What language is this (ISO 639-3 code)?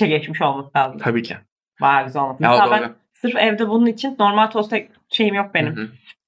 tur